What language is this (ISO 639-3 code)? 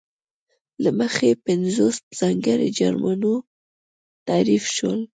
pus